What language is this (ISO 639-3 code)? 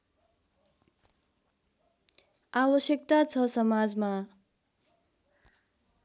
nep